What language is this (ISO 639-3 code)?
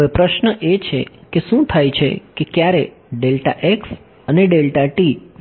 guj